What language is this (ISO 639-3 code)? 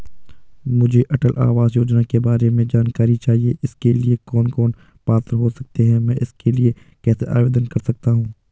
hin